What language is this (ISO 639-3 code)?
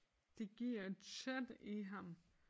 dan